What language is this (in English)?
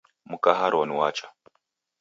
Taita